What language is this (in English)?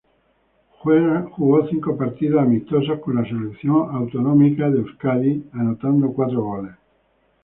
Spanish